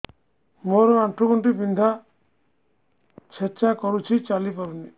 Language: Odia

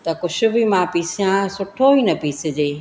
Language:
Sindhi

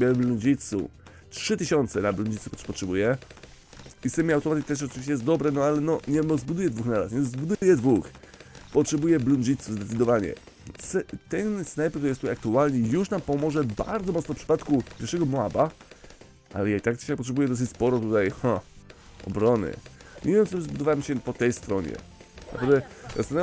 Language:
Polish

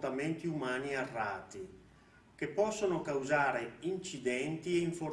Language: Italian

